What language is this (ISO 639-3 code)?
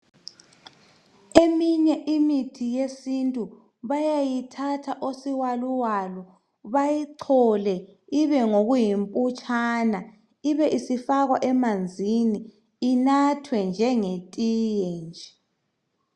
nde